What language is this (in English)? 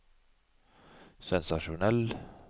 Norwegian